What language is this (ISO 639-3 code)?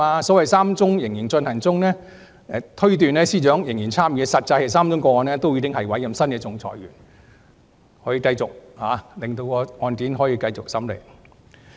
yue